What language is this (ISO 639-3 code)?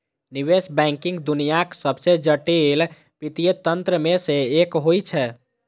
mai